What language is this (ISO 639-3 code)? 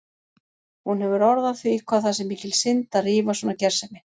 isl